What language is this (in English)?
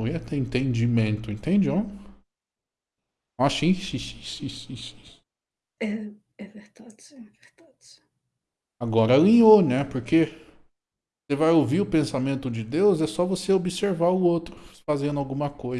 Portuguese